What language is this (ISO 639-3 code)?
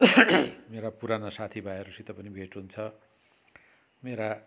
nep